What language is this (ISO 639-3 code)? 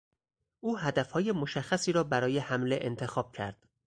fas